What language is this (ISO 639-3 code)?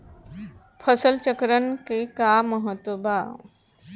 bho